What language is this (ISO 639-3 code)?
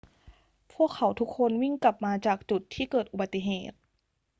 tha